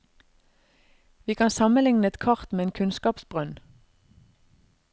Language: Norwegian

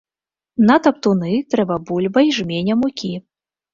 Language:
Belarusian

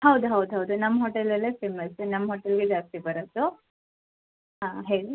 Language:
Kannada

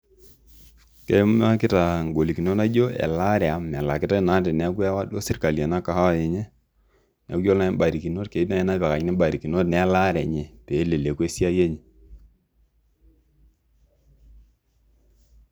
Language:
Masai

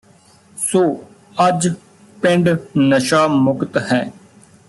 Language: Punjabi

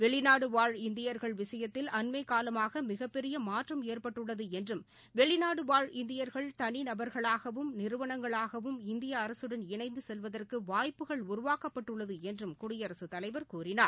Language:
Tamil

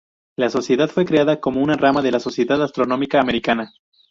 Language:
Spanish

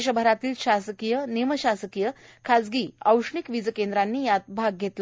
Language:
Marathi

